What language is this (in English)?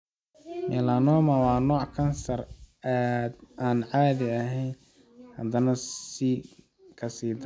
Somali